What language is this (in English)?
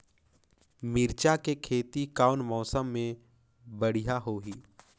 Chhattisgarhi